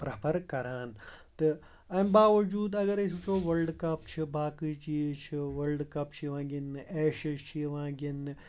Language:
Kashmiri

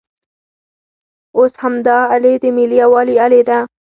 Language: Pashto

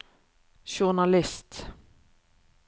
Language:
Norwegian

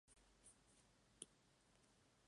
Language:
Spanish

